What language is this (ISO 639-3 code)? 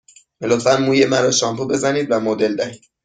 fas